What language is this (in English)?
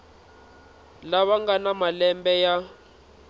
Tsonga